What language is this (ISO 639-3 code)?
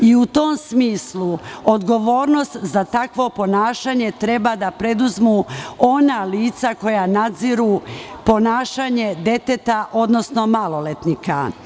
srp